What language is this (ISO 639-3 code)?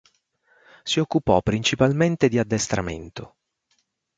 ita